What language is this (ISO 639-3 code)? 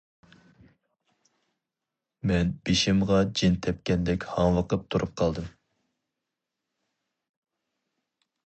uig